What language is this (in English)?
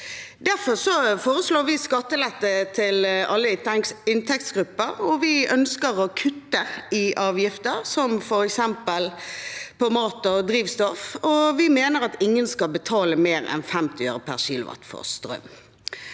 Norwegian